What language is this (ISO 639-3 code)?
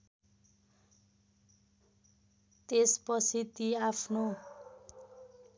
nep